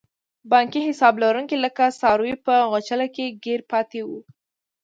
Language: Pashto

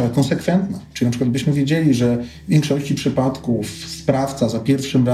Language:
Polish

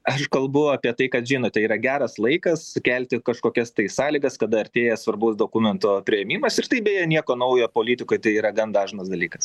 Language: Lithuanian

